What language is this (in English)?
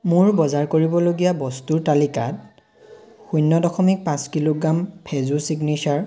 Assamese